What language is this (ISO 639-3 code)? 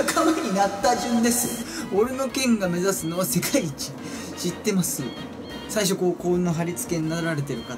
jpn